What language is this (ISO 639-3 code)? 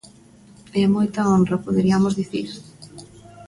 glg